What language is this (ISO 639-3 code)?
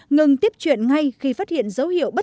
vie